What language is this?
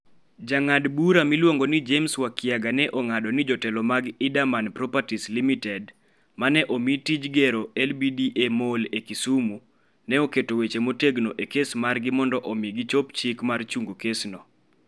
Luo (Kenya and Tanzania)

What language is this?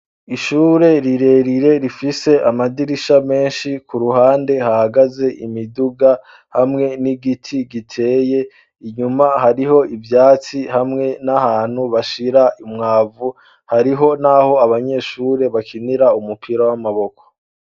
Rundi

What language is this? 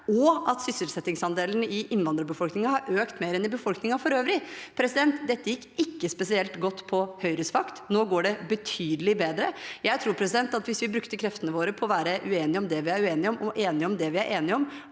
Norwegian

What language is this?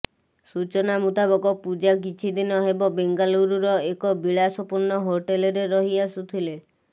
Odia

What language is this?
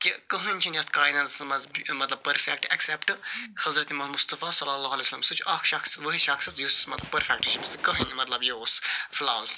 Kashmiri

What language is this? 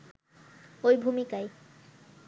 Bangla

